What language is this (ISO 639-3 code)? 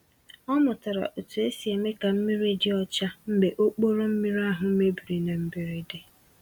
ibo